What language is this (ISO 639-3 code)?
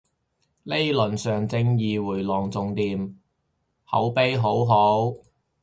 yue